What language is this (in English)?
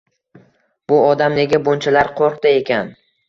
Uzbek